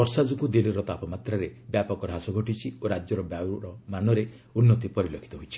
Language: Odia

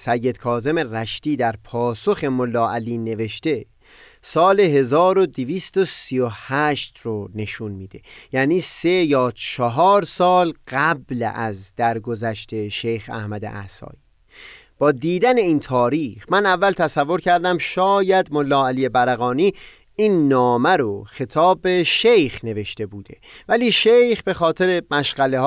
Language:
Persian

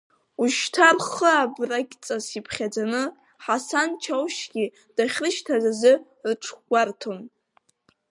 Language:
Abkhazian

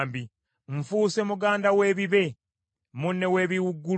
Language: Ganda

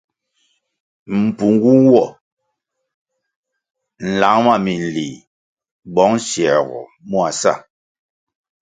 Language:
Kwasio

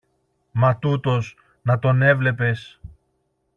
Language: Greek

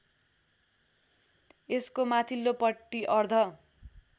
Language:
Nepali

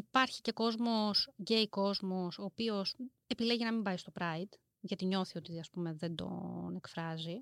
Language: Greek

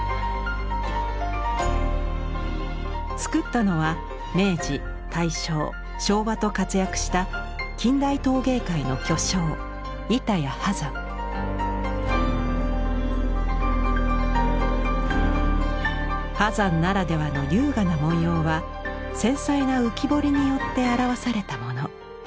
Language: Japanese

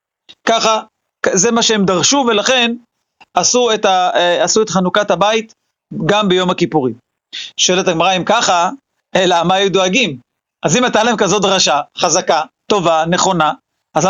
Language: Hebrew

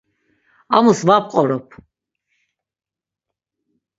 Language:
Laz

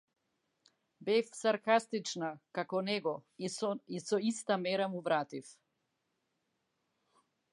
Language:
Macedonian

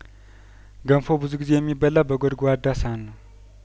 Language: Amharic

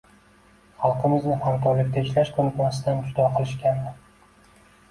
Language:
Uzbek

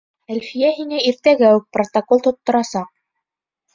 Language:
Bashkir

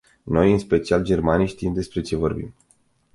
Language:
Romanian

